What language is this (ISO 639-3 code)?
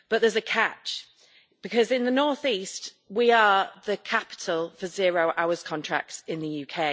eng